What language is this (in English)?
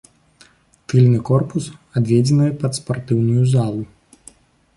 Belarusian